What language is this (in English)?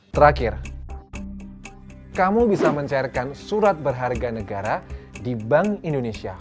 Indonesian